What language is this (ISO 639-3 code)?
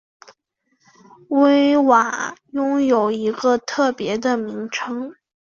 zho